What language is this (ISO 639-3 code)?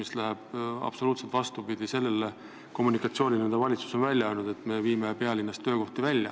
est